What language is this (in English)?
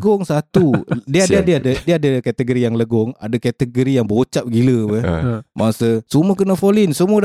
Malay